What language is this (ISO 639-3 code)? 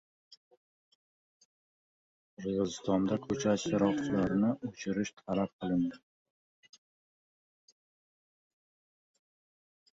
uzb